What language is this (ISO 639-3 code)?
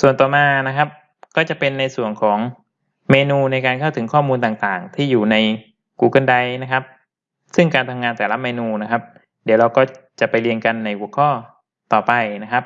tha